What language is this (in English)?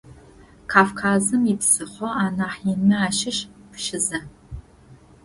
Adyghe